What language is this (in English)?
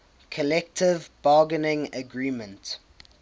English